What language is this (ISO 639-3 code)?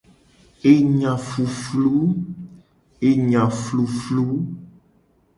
gej